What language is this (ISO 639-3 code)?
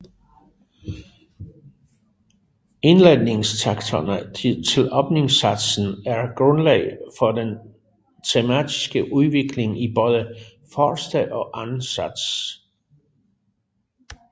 dan